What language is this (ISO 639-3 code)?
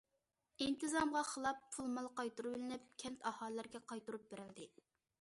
uig